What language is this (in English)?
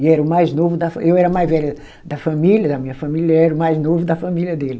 Portuguese